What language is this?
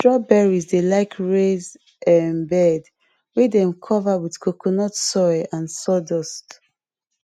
Nigerian Pidgin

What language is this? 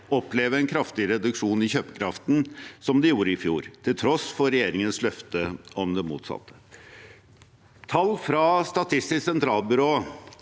Norwegian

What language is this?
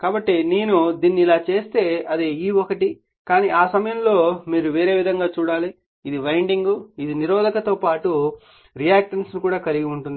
Telugu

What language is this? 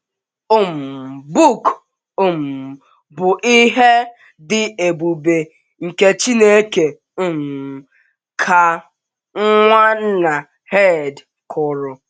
Igbo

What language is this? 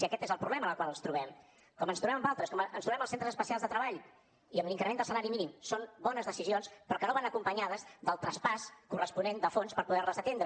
Catalan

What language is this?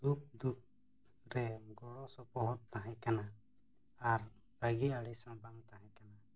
Santali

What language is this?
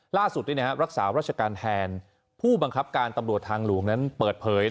Thai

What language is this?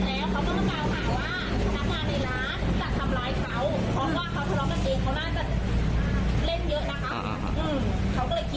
Thai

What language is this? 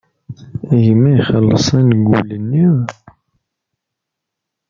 Kabyle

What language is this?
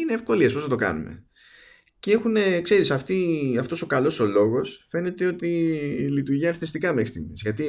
Greek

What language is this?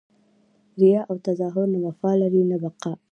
Pashto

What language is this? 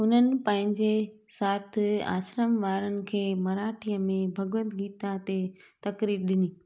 Sindhi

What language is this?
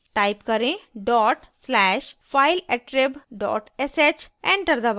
Hindi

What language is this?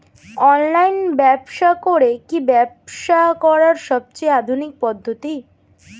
Bangla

